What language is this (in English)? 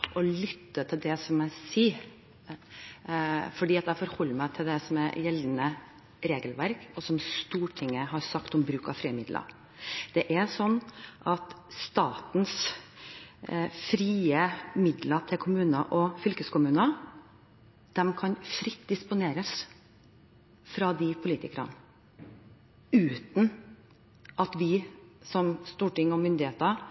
Norwegian Bokmål